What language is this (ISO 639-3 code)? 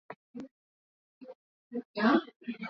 swa